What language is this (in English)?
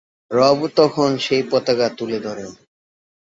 Bangla